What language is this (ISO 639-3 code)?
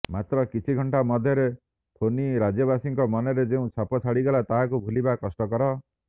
ori